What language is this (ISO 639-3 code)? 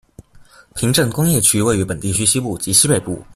zho